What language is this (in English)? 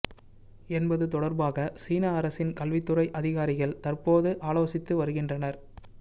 Tamil